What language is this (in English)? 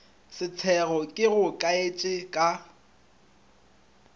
Northern Sotho